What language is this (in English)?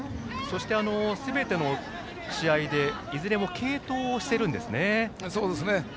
Japanese